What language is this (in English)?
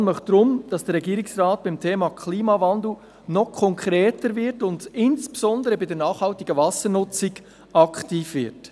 Swiss German